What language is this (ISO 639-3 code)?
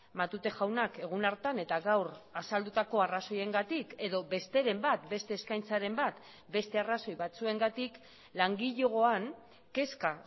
eus